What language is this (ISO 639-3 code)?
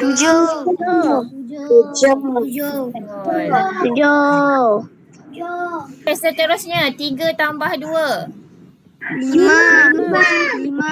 msa